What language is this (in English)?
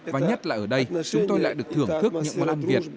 Vietnamese